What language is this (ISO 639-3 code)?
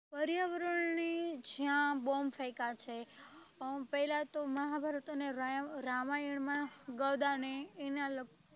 guj